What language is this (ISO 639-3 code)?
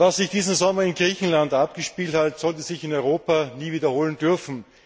deu